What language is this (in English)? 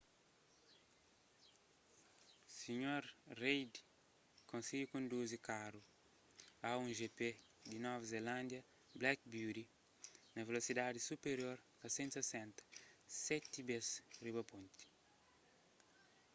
Kabuverdianu